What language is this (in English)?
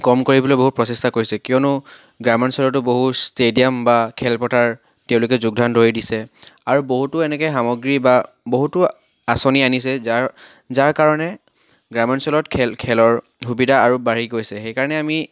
Assamese